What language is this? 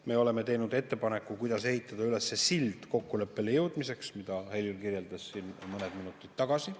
Estonian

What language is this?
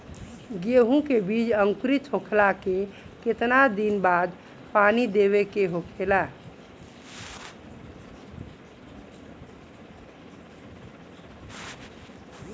Bhojpuri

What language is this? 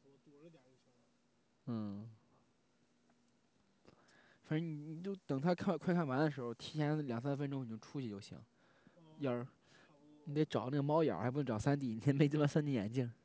Chinese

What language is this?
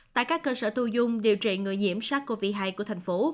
Vietnamese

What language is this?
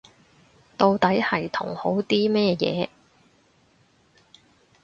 Cantonese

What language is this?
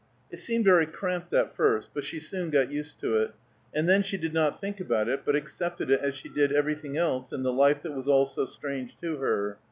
English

